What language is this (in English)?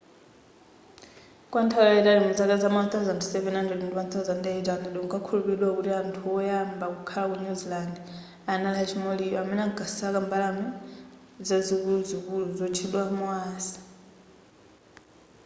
Nyanja